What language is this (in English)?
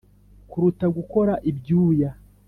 Kinyarwanda